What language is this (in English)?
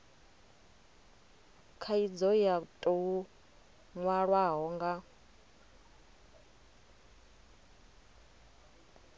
Venda